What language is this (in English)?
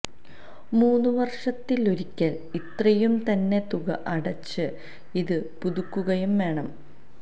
Malayalam